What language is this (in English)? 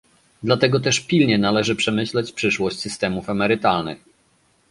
Polish